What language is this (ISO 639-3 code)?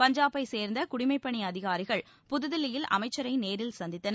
tam